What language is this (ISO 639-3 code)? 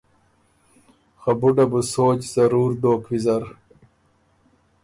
oru